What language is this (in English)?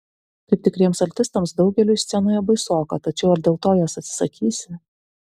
Lithuanian